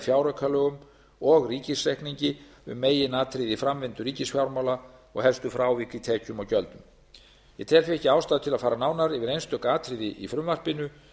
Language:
Icelandic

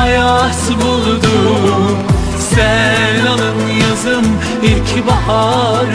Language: Turkish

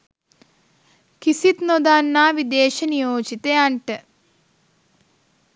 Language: Sinhala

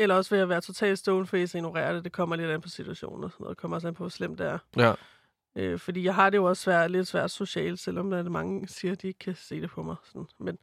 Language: Danish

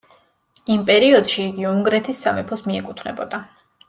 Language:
Georgian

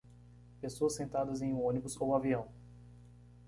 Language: Portuguese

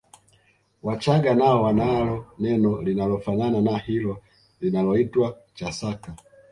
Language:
Swahili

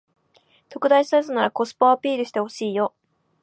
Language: Japanese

